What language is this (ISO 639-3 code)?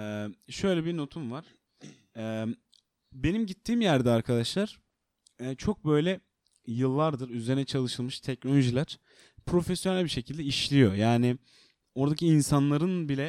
tur